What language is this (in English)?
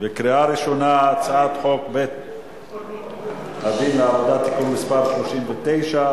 Hebrew